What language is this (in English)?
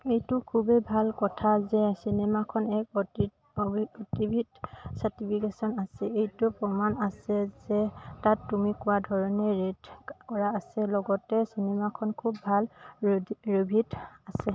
Assamese